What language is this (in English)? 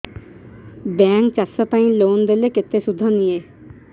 Odia